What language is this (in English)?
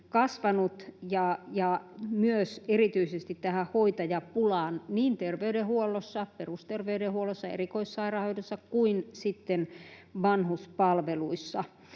Finnish